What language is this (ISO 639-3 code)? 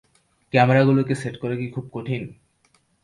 ben